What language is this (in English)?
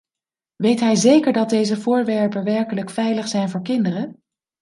Dutch